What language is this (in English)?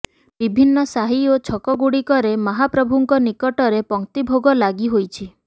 Odia